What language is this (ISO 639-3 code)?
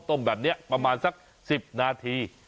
tha